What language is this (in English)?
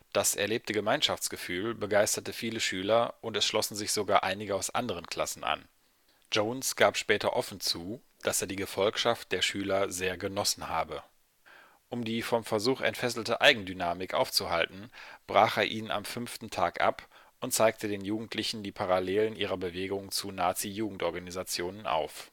German